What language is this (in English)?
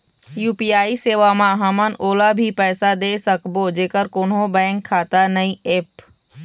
Chhattisgarhi